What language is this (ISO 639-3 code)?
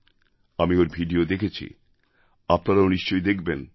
ben